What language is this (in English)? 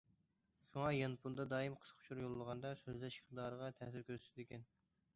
Uyghur